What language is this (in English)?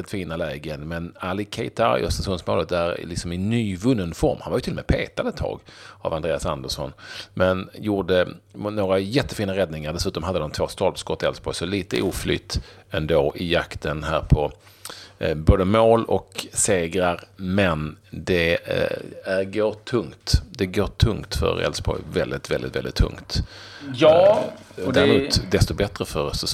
Swedish